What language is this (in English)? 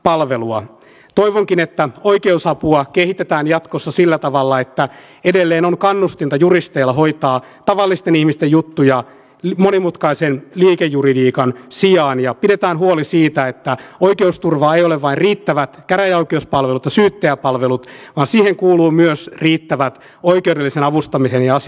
Finnish